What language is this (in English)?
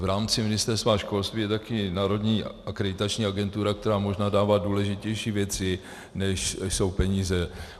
Czech